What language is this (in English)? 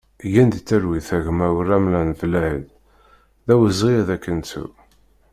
Kabyle